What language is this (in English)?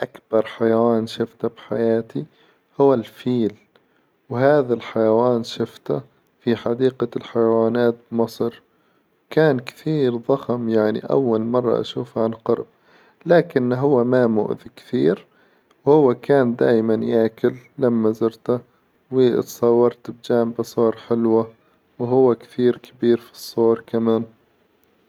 Hijazi Arabic